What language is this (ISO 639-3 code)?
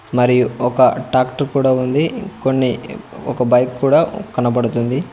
tel